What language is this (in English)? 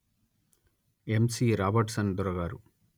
Telugu